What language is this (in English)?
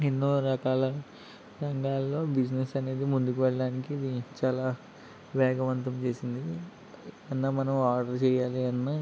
Telugu